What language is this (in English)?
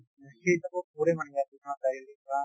Assamese